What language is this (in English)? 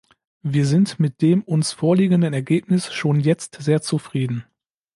German